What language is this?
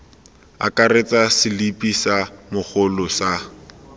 Tswana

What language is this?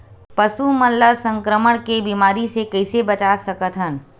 Chhattisgarhi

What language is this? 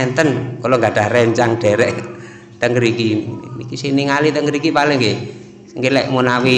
Indonesian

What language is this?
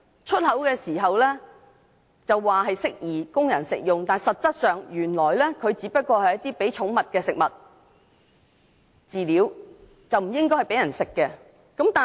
Cantonese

